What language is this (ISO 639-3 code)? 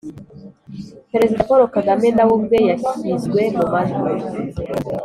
kin